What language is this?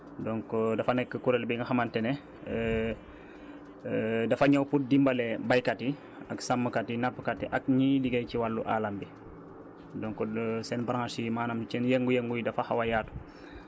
Wolof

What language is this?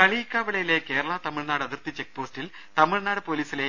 Malayalam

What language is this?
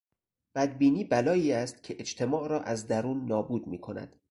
Persian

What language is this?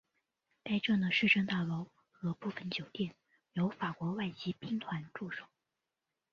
Chinese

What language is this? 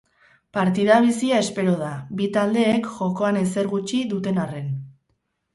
Basque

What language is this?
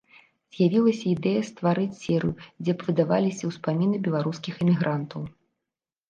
Belarusian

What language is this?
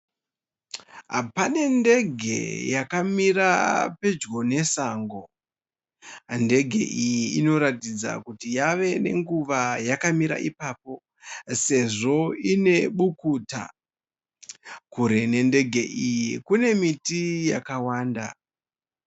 Shona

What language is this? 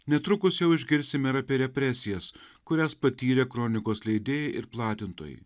Lithuanian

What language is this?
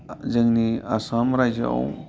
Bodo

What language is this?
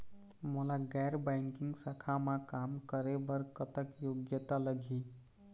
Chhattisgarhi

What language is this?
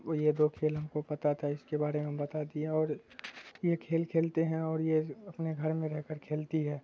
Urdu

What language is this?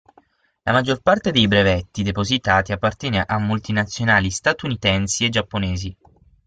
Italian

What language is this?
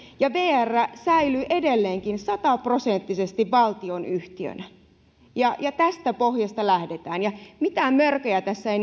Finnish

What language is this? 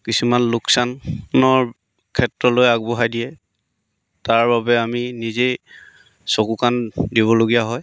Assamese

